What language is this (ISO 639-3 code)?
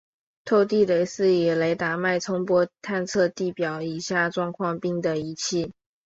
zho